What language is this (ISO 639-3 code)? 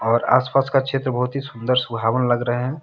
hin